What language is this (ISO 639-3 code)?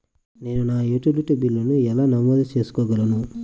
tel